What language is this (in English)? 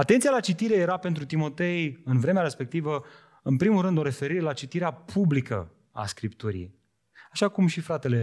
Romanian